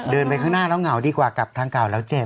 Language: Thai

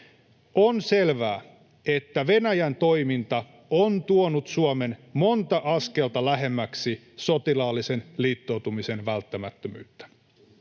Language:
Finnish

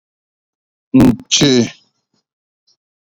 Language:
Igbo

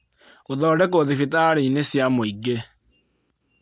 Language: Kikuyu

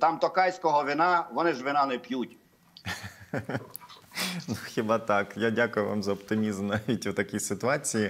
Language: Ukrainian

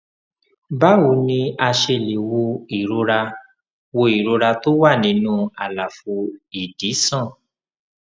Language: Yoruba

